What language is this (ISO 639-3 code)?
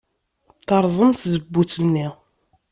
kab